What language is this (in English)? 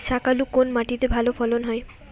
Bangla